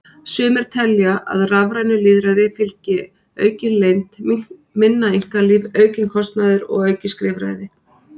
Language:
Icelandic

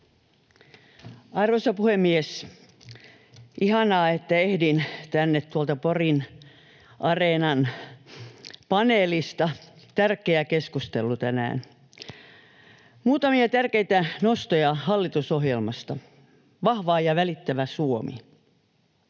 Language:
Finnish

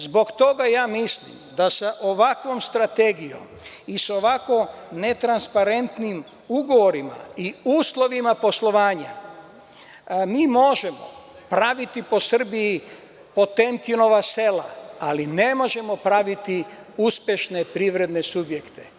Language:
Serbian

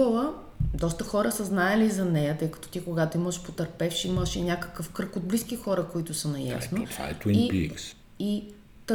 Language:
Bulgarian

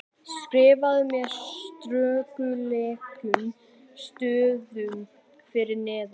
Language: Icelandic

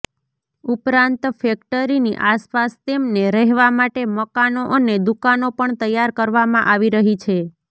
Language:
Gujarati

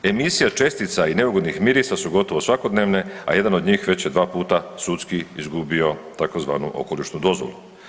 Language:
Croatian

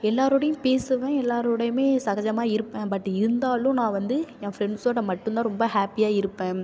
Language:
Tamil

